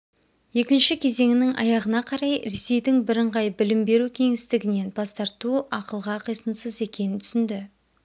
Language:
Kazakh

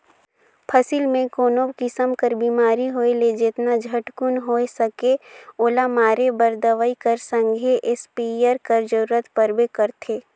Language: Chhattisgarhi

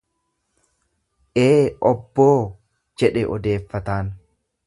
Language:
Oromo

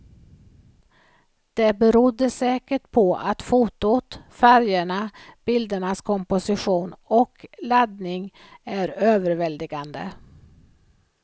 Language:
Swedish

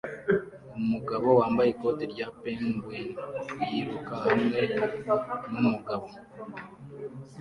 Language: Kinyarwanda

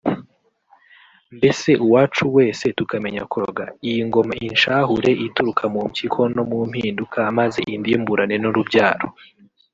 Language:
Kinyarwanda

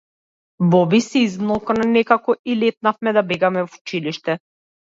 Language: Macedonian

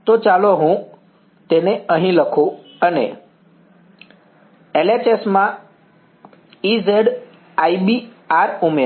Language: Gujarati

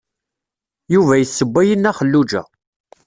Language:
Kabyle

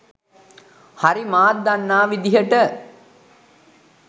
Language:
Sinhala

